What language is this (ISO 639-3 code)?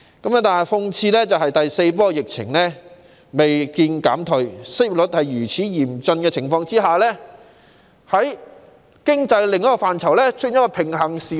yue